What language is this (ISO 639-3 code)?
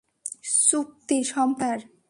ben